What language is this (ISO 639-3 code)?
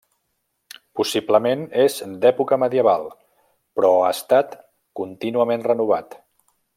cat